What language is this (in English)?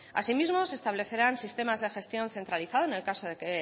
Spanish